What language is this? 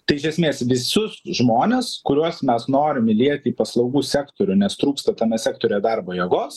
Lithuanian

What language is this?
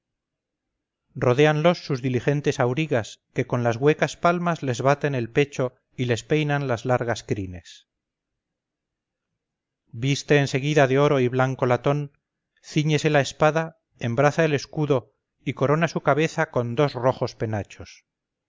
Spanish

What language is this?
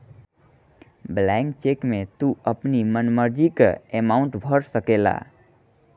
Bhojpuri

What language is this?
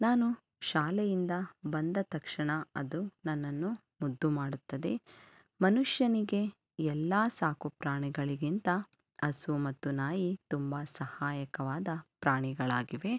Kannada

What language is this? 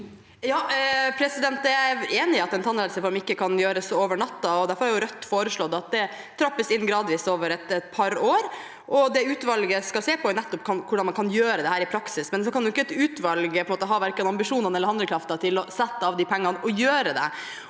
Norwegian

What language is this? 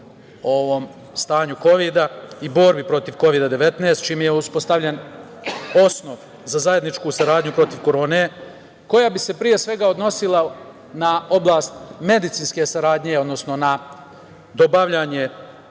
Serbian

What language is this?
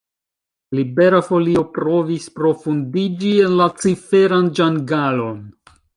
Esperanto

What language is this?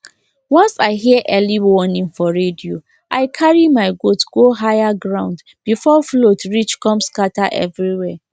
Nigerian Pidgin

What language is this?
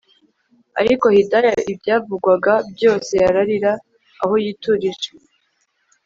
Kinyarwanda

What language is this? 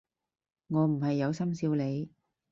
Cantonese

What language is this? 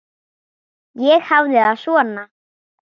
Icelandic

